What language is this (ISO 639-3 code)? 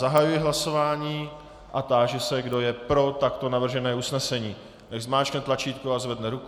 ces